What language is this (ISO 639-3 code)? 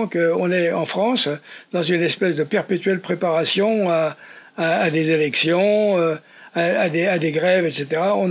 fra